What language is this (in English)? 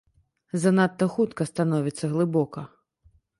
Belarusian